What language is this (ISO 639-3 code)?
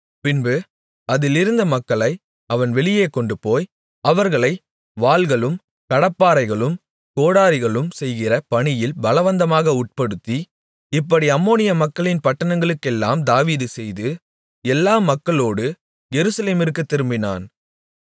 tam